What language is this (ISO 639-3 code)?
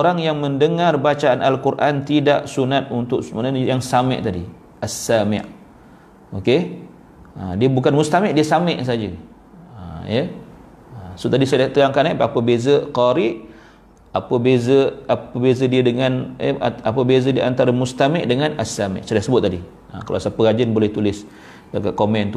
msa